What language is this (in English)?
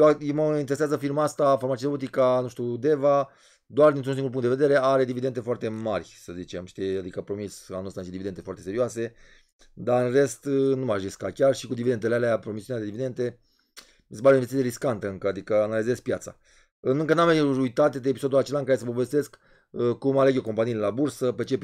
Romanian